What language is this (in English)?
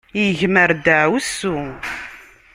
Kabyle